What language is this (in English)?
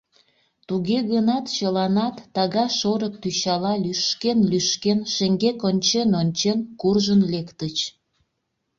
Mari